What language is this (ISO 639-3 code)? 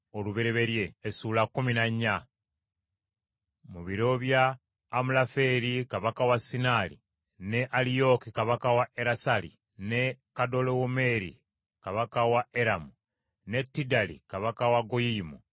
lug